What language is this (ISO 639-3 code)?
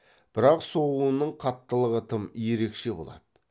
kaz